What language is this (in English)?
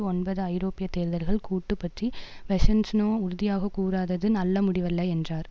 Tamil